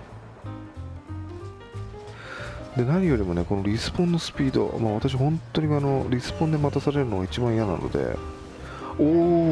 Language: Japanese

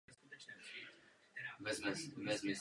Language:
Czech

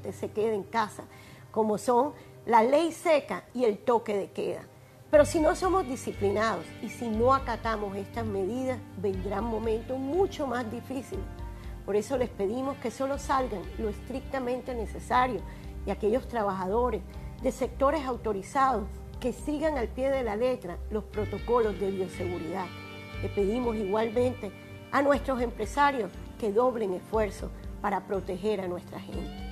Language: Spanish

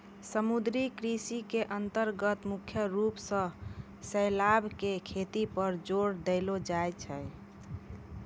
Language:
Maithili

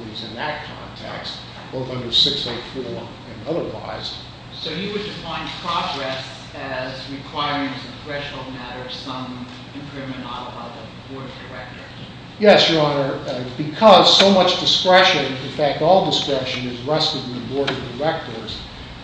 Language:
English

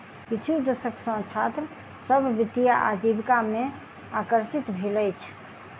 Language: Maithili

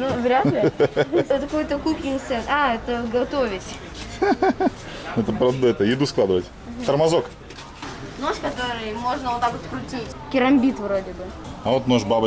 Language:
Russian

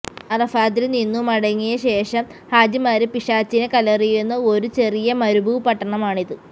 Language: Malayalam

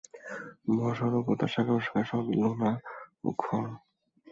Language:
Bangla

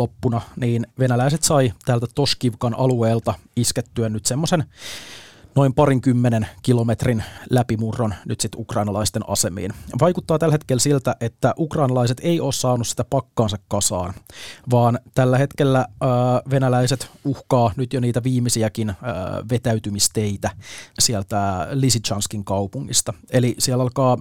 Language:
Finnish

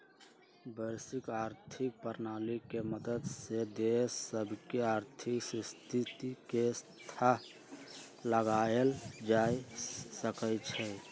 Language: Magahi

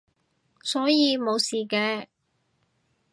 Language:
Cantonese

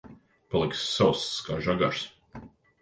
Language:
Latvian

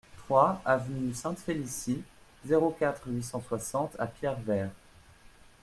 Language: French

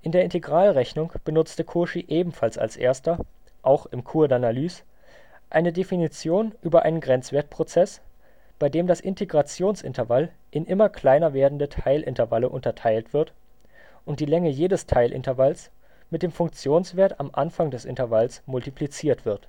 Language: German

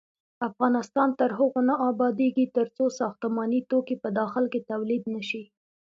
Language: Pashto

